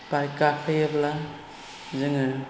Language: Bodo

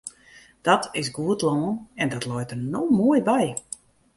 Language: Western Frisian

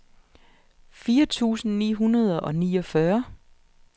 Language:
Danish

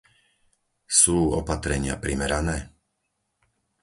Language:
Slovak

